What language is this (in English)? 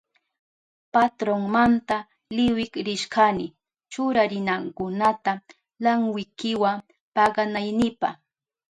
Southern Pastaza Quechua